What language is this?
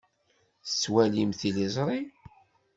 Kabyle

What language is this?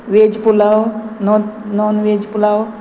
Konkani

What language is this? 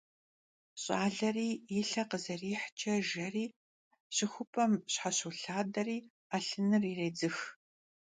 Kabardian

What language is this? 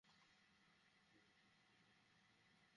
Bangla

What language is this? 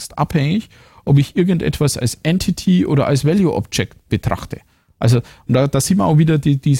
German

